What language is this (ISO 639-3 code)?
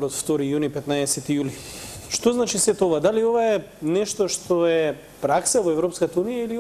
mkd